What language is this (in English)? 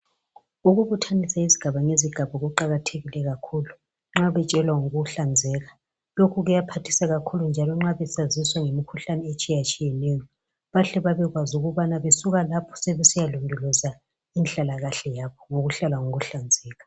North Ndebele